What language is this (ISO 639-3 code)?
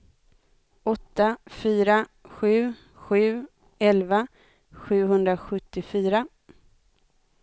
swe